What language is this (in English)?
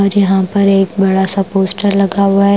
Hindi